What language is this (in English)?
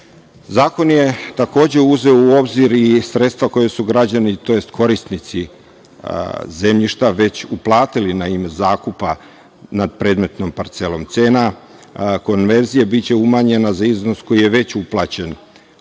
Serbian